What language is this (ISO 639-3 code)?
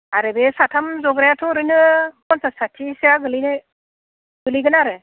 brx